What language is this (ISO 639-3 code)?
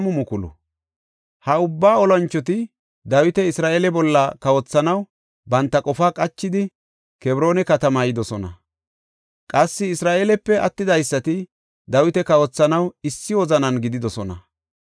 gof